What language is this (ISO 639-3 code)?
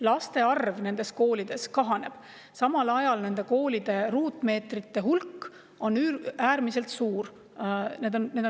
est